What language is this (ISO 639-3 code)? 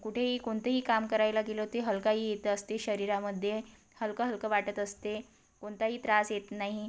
mar